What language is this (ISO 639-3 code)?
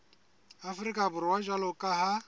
sot